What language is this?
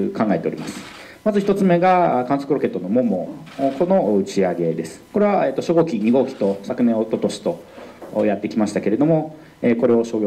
Japanese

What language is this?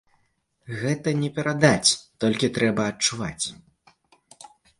Belarusian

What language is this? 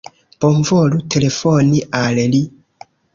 Esperanto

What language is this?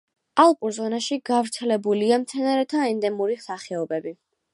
Georgian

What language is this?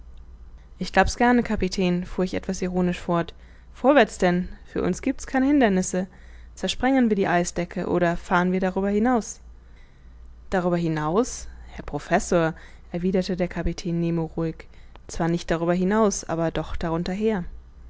German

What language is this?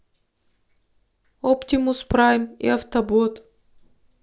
Russian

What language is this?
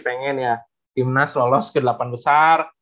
Indonesian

